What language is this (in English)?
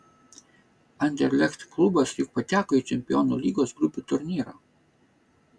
Lithuanian